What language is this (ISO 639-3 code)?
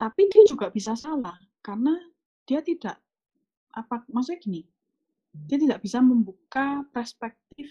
ind